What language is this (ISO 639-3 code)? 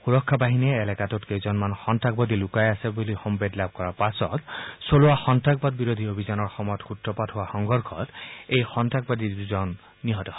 asm